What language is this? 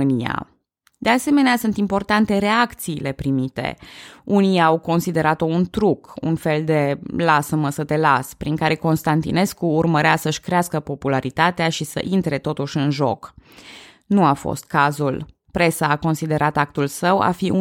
Romanian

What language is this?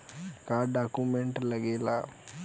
Bhojpuri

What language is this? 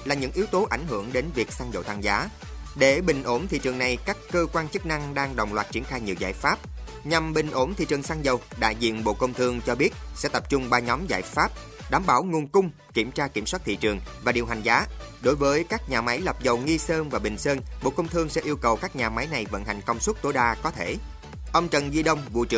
Vietnamese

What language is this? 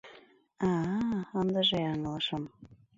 Mari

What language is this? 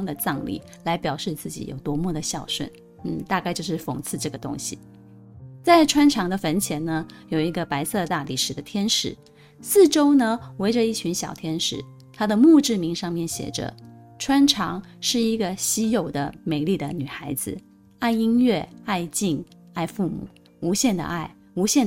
Chinese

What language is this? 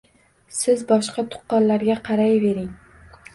Uzbek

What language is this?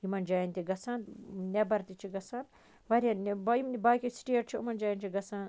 Kashmiri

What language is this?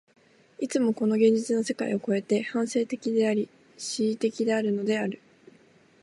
Japanese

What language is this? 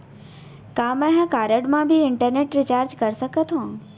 Chhattisgarhi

